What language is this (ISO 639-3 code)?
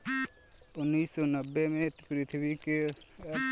bho